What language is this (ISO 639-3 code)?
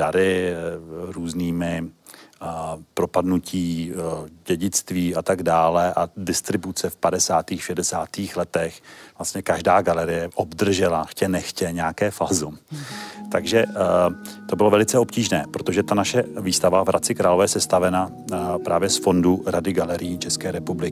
ces